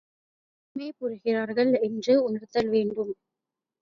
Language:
Tamil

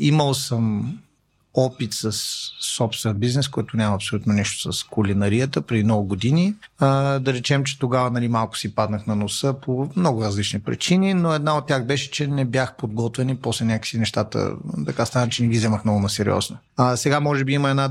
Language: Bulgarian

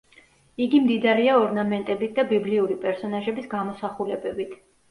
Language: Georgian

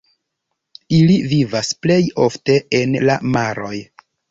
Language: Esperanto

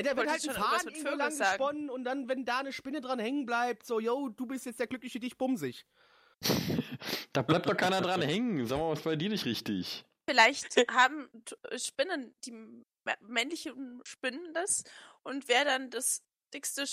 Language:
German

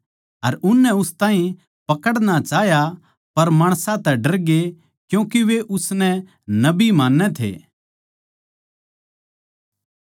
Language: Haryanvi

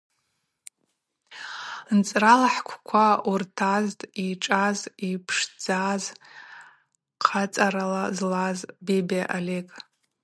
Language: Abaza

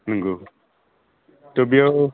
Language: Bodo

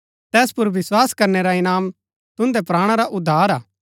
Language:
Gaddi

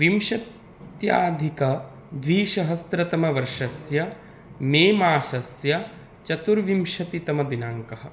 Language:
Sanskrit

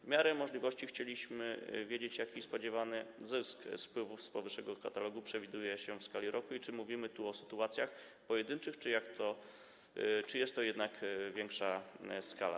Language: Polish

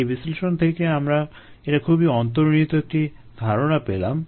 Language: Bangla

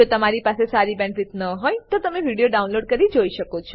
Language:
Gujarati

